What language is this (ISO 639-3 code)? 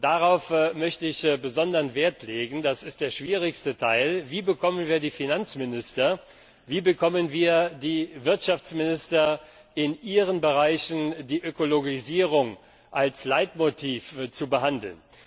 deu